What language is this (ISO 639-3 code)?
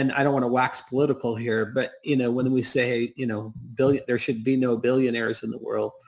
eng